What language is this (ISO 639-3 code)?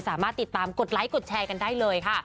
tha